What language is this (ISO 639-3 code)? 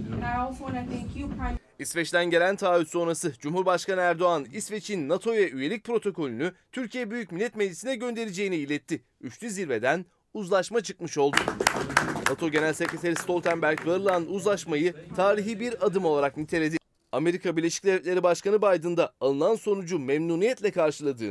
tur